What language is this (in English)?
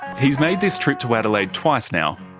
English